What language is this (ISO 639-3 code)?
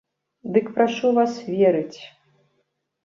bel